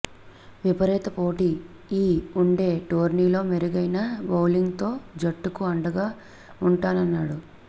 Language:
Telugu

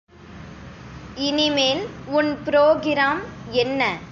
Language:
Tamil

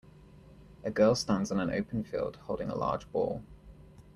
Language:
English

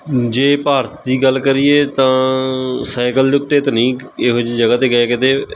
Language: Punjabi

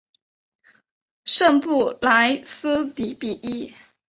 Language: Chinese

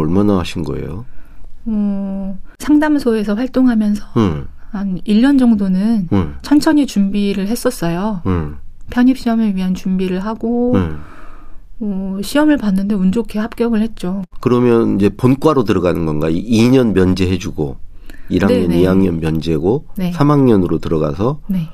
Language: Korean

